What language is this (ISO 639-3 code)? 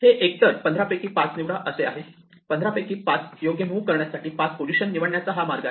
mar